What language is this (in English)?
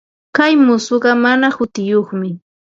Ambo-Pasco Quechua